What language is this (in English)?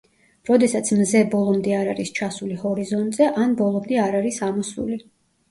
Georgian